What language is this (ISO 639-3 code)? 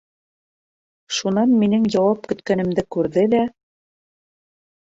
bak